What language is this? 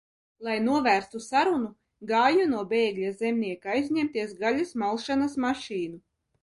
Latvian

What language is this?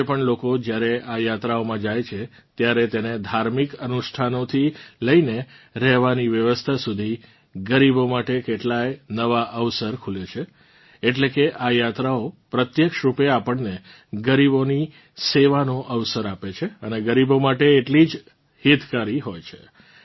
Gujarati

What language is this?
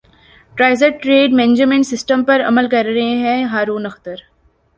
Urdu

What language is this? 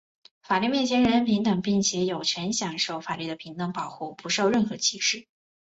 Chinese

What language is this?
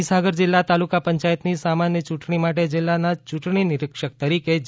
Gujarati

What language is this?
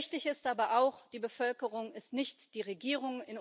German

